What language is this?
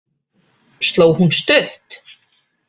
Icelandic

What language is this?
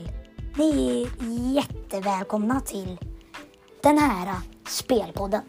Swedish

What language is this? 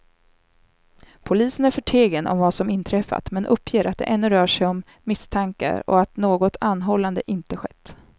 Swedish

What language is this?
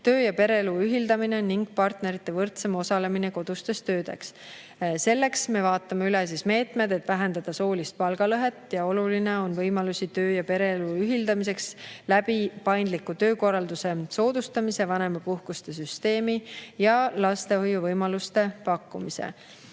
Estonian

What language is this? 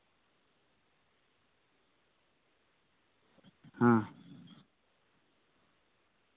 Santali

